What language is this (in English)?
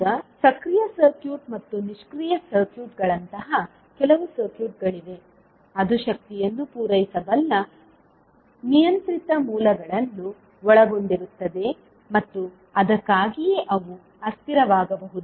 Kannada